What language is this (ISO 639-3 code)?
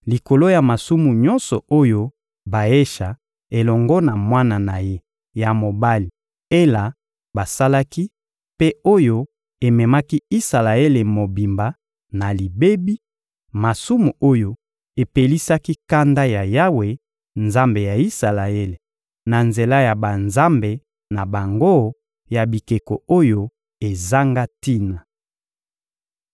lin